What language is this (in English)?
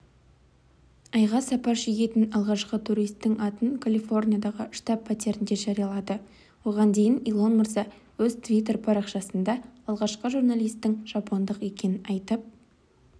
Kazakh